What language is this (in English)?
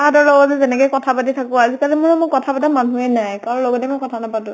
Assamese